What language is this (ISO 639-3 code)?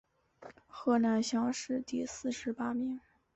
zho